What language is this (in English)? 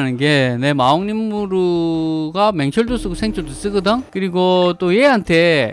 Korean